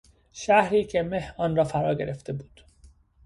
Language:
Persian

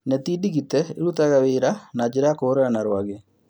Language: Kikuyu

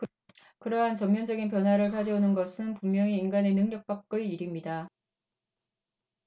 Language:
Korean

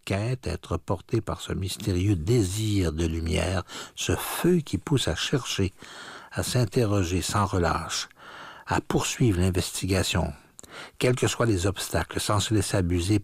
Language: French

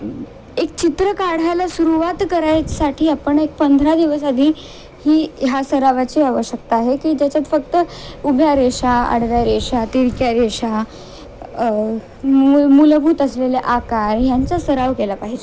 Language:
Marathi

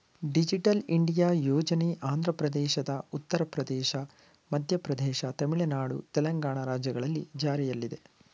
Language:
Kannada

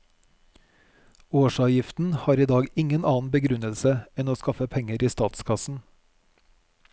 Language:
Norwegian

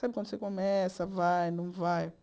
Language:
Portuguese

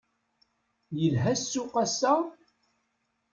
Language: Kabyle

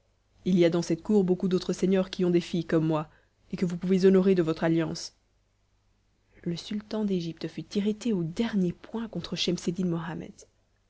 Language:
French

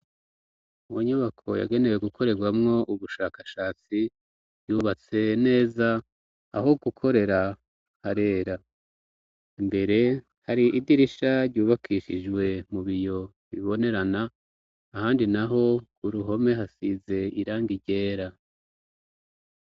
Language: Rundi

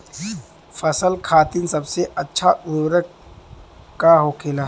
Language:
Bhojpuri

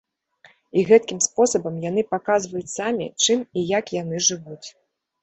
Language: Belarusian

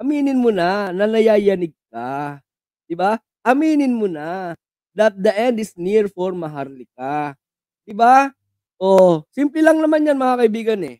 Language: Filipino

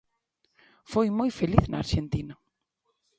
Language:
Galician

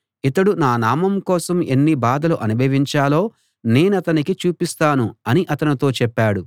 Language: Telugu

